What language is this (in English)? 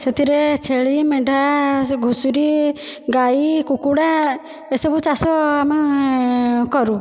Odia